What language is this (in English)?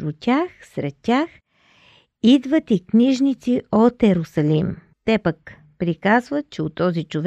Bulgarian